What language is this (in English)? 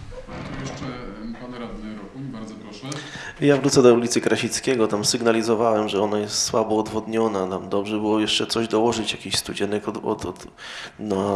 Polish